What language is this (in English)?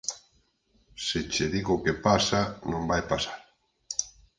Galician